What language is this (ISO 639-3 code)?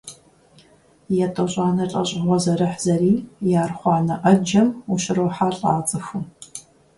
kbd